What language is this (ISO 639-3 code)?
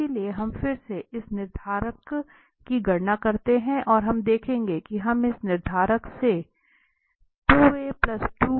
hin